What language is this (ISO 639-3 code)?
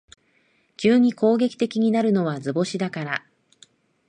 jpn